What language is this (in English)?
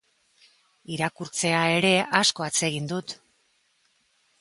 Basque